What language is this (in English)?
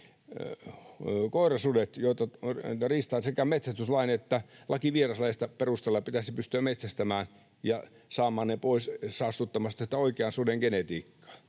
Finnish